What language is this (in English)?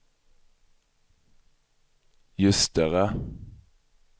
Swedish